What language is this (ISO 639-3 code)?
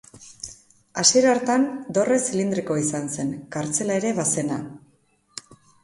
eus